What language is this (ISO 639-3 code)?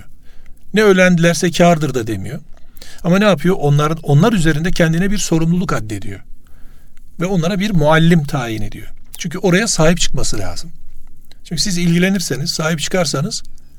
tur